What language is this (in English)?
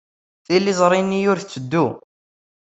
Kabyle